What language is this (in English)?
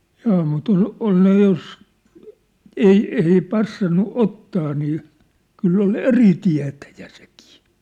Finnish